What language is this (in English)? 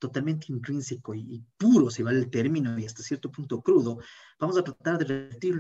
Spanish